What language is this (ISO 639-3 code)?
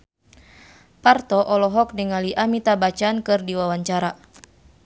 sun